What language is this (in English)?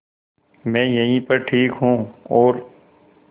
Hindi